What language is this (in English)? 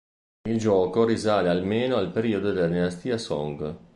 Italian